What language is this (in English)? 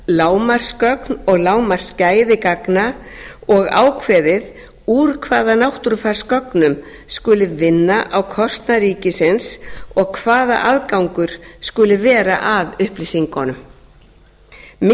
Icelandic